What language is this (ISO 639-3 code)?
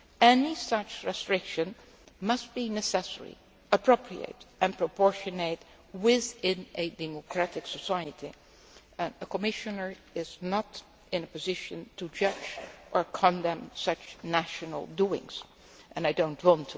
eng